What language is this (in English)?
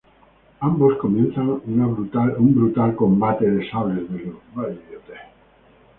Spanish